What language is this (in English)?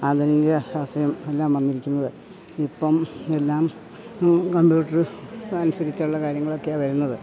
Malayalam